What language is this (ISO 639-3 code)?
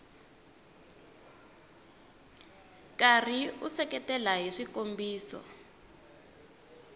tso